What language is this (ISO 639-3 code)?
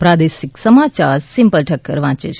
guj